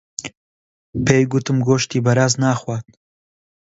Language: Central Kurdish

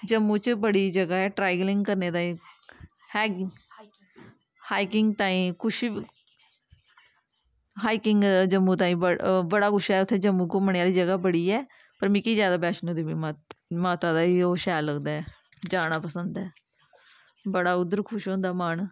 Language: Dogri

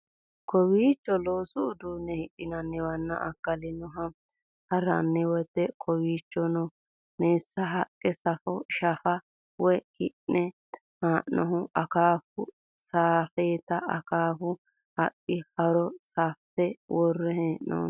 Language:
Sidamo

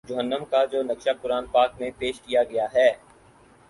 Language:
Urdu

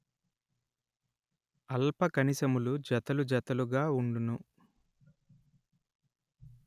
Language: Telugu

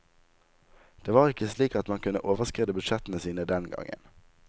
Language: Norwegian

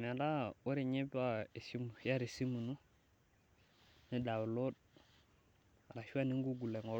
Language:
Masai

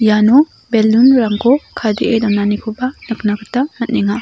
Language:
Garo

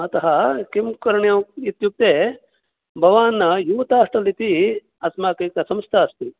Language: Sanskrit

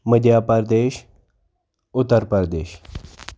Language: Kashmiri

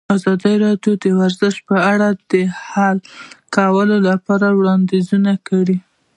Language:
Pashto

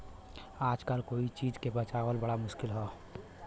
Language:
Bhojpuri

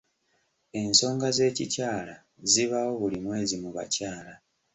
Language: Ganda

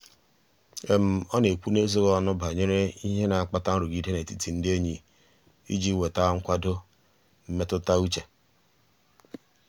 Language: Igbo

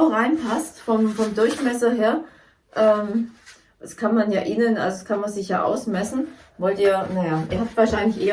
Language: German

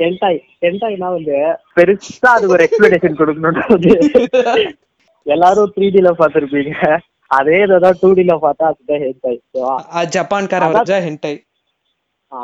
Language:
Tamil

